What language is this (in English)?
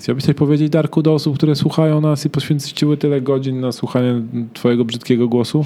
Polish